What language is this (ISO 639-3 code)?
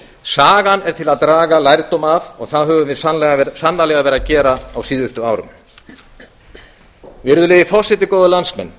isl